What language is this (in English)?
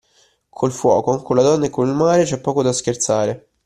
Italian